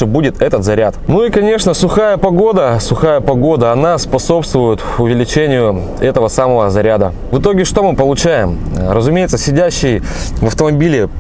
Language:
Russian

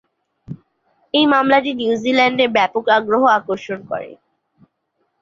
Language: Bangla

